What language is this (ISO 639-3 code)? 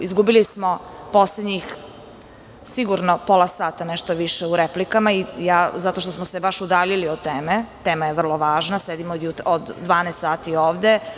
srp